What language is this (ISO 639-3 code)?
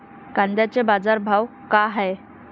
mar